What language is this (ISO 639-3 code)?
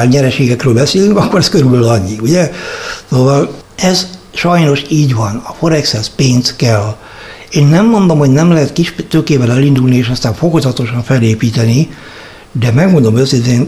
hun